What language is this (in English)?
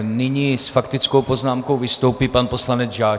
Czech